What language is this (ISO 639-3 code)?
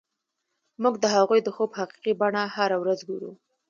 pus